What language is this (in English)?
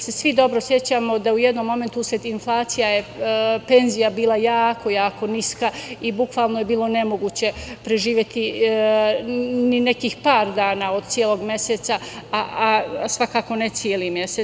Serbian